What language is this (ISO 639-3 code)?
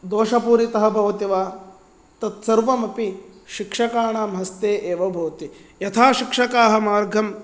san